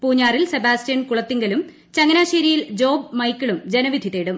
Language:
Malayalam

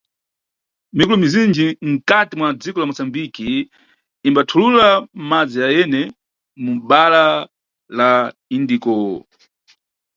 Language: Nyungwe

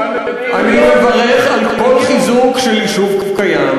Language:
Hebrew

